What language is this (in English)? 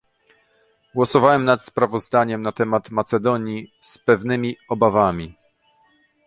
Polish